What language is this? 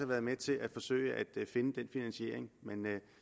Danish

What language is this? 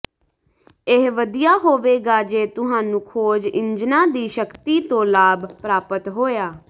Punjabi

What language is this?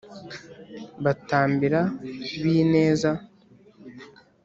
Kinyarwanda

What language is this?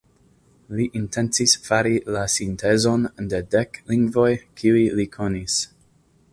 Esperanto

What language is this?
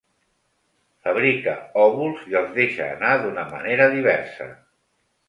Catalan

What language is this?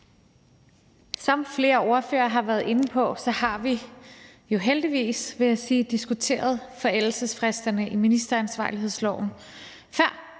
Danish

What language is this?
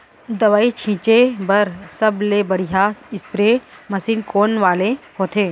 Chhattisgarhi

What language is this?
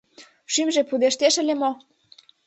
Mari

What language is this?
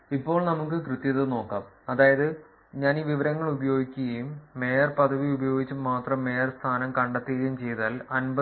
Malayalam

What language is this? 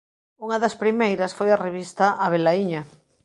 Galician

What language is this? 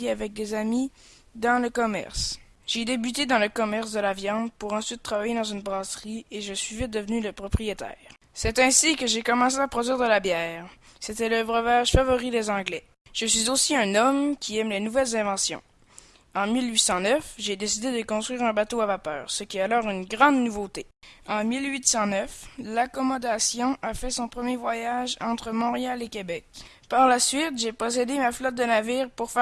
French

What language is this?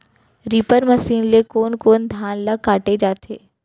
Chhattisgarhi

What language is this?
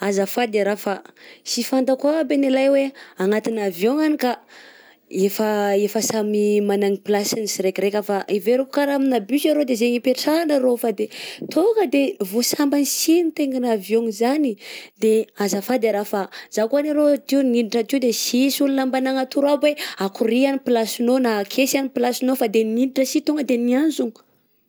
Southern Betsimisaraka Malagasy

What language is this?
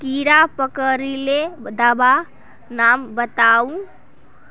Magahi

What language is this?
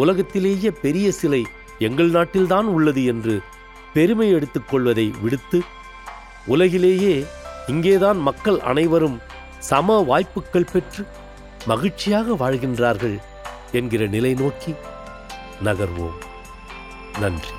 Tamil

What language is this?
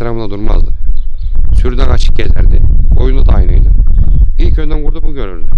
Turkish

